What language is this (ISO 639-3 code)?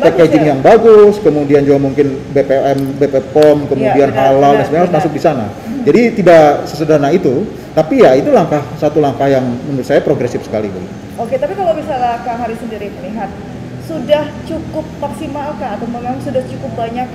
ind